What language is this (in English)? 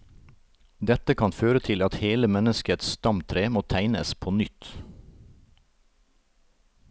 Norwegian